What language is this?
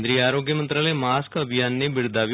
Gujarati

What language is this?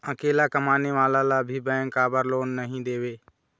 Chhattisgarhi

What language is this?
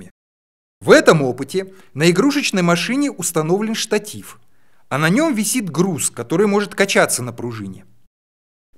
Russian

